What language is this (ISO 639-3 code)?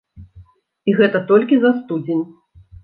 bel